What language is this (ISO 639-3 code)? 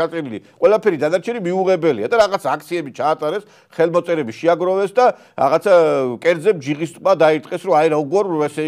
ron